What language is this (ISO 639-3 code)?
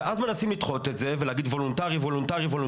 heb